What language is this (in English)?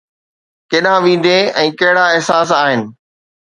Sindhi